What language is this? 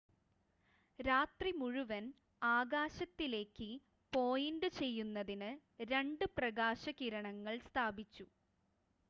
Malayalam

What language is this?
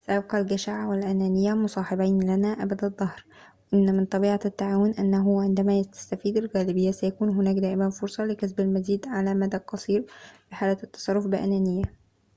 Arabic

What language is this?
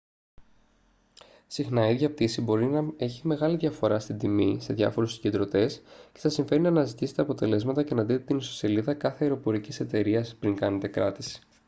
Greek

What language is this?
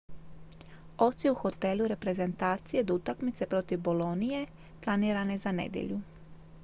Croatian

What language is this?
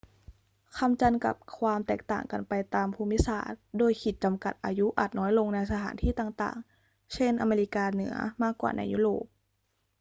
Thai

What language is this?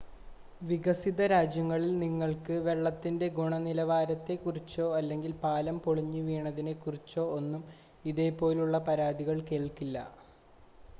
Malayalam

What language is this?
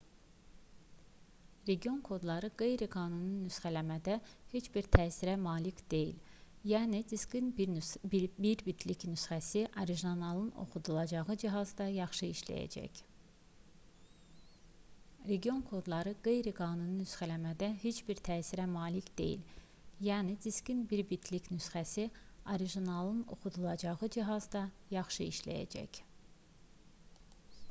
Azerbaijani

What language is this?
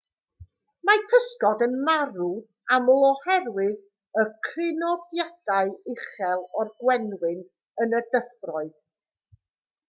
Welsh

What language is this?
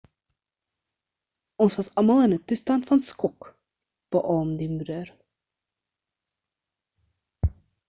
Afrikaans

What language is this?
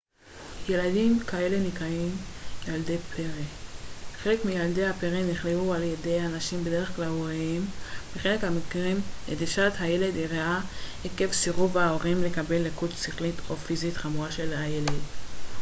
Hebrew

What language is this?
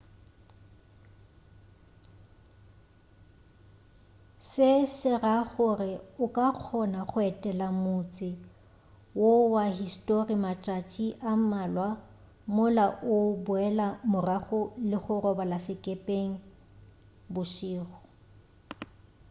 Northern Sotho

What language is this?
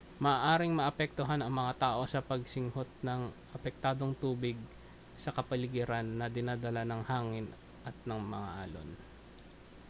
Filipino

